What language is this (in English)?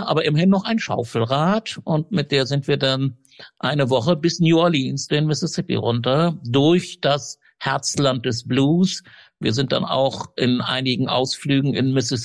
German